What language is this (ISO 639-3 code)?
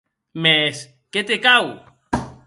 oci